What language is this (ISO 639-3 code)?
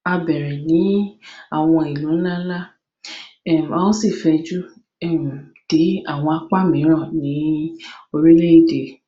yor